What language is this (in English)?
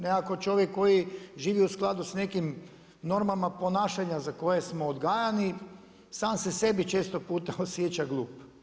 Croatian